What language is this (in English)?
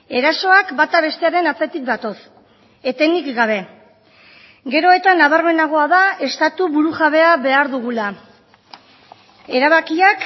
Basque